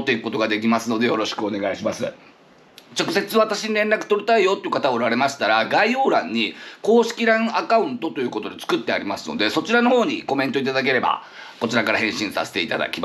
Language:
Japanese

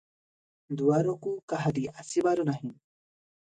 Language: Odia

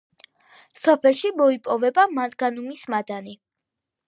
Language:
Georgian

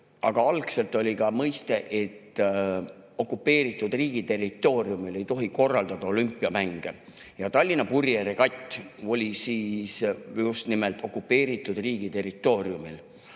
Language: Estonian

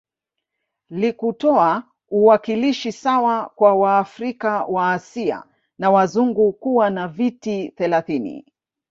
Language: Swahili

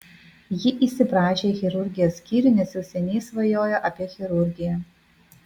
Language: Lithuanian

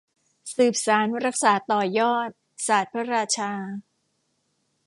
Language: Thai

